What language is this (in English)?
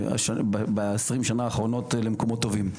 Hebrew